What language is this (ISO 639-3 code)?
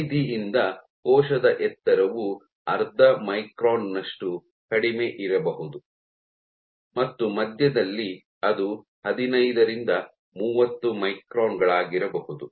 kan